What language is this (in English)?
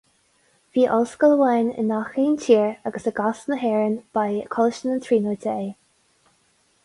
Irish